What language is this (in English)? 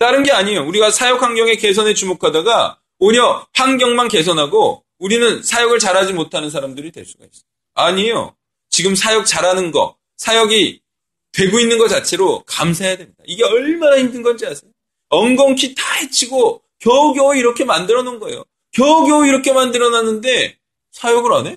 Korean